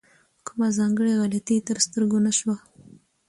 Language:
Pashto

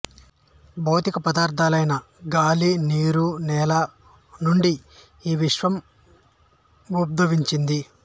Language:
Telugu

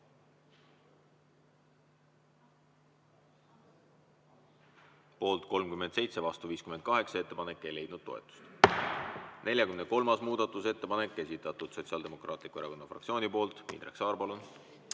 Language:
Estonian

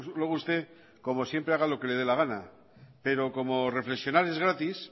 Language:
Spanish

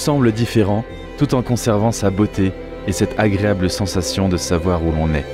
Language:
French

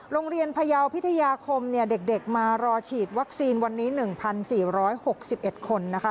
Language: Thai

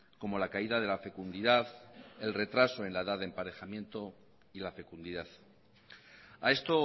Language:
Spanish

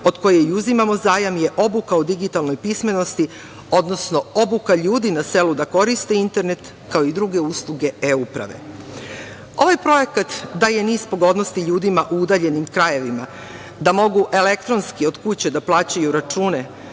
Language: Serbian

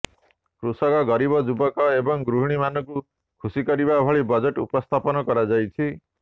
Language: Odia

